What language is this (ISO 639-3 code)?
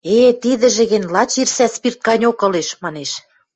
mrj